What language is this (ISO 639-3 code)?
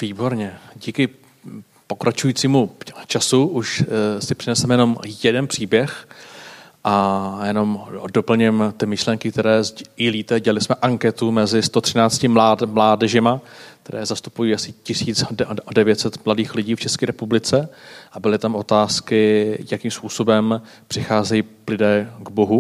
ces